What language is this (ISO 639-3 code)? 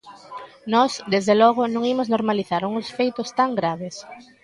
glg